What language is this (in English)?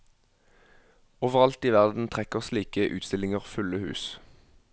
Norwegian